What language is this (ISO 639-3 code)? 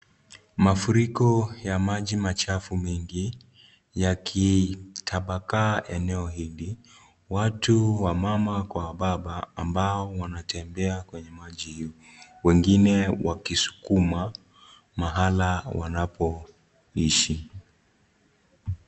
swa